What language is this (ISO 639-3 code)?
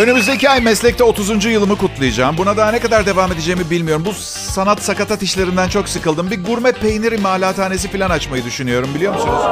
tur